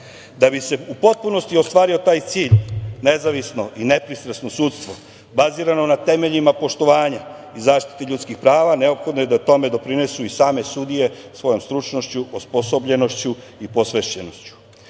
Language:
Serbian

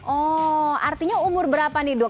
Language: Indonesian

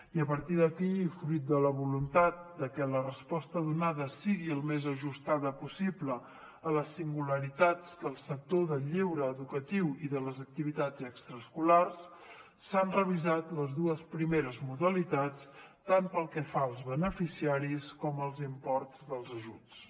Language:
Catalan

